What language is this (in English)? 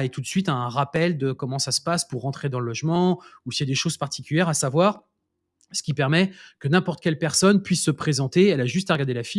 French